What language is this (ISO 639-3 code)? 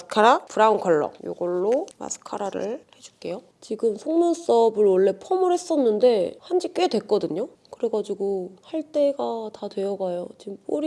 kor